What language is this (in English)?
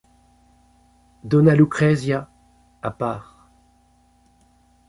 French